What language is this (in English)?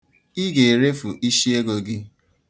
Igbo